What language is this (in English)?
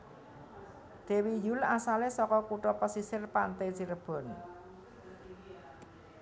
Javanese